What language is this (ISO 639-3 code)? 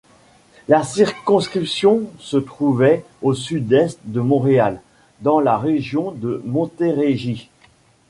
fra